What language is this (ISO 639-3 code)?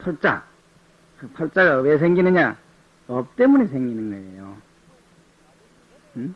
kor